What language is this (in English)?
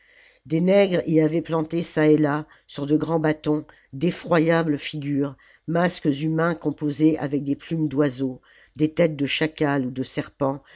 French